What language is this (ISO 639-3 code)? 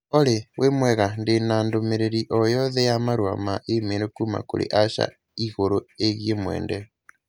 kik